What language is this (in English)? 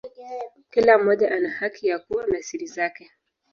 Swahili